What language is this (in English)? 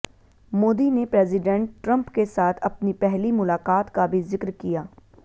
Hindi